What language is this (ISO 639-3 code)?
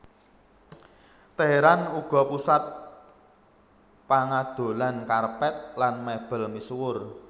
jav